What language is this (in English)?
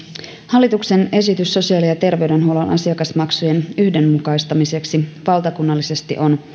Finnish